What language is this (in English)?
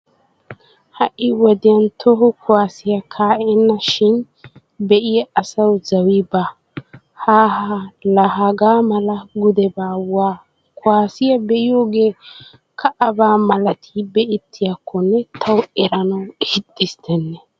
Wolaytta